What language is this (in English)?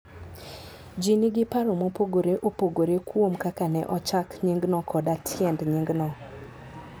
Luo (Kenya and Tanzania)